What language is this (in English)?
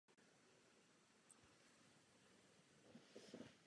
Czech